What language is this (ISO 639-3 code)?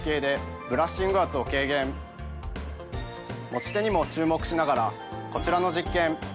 jpn